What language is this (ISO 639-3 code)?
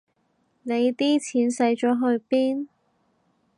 yue